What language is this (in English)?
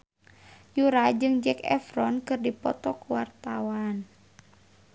Sundanese